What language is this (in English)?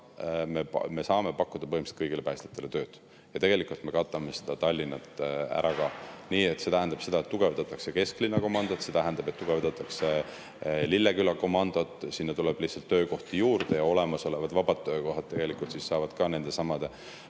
Estonian